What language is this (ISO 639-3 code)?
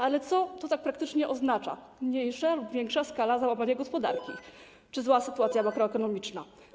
pol